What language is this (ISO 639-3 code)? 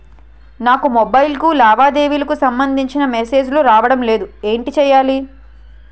tel